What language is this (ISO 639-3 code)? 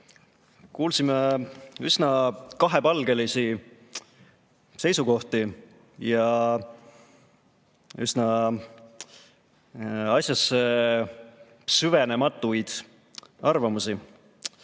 est